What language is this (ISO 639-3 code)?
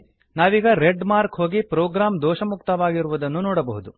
kan